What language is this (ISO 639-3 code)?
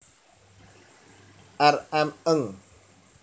jav